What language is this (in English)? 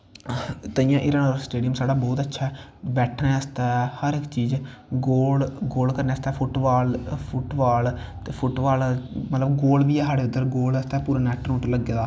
Dogri